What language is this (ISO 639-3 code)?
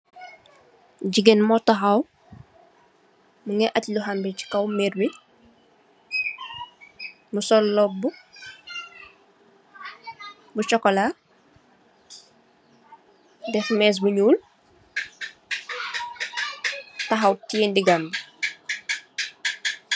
wol